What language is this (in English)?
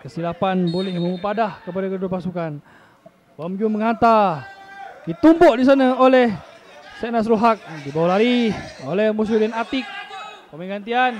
Malay